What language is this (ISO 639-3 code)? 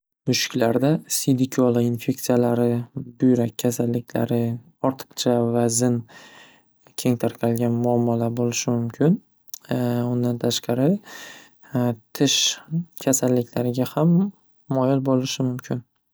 uzb